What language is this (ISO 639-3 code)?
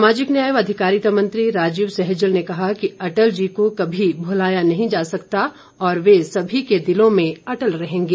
hin